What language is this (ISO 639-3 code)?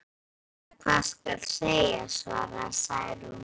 isl